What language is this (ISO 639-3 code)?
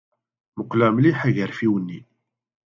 kab